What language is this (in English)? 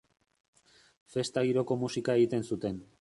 Basque